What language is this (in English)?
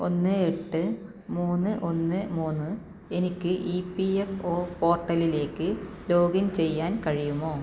Malayalam